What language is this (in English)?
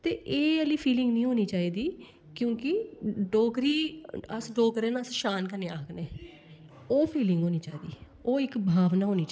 Dogri